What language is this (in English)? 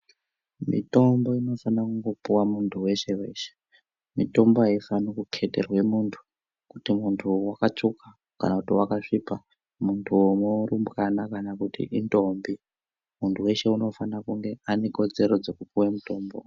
Ndau